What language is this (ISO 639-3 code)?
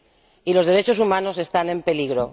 spa